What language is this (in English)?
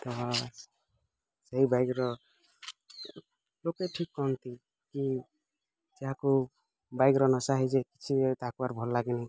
Odia